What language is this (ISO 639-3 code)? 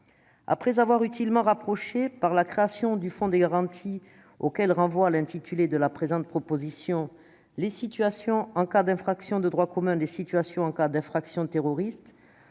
fra